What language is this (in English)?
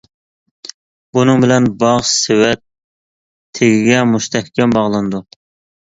Uyghur